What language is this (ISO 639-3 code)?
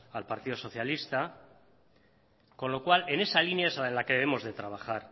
spa